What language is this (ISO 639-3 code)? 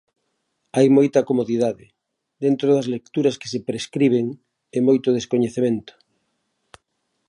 glg